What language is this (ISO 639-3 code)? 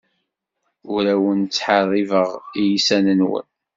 kab